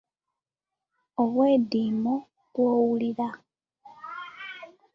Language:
Ganda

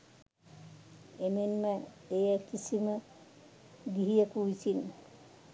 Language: Sinhala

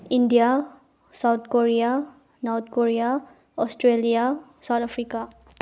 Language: Manipuri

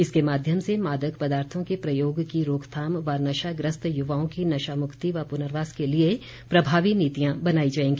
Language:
Hindi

